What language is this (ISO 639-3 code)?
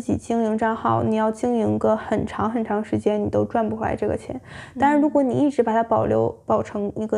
zho